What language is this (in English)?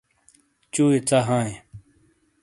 Shina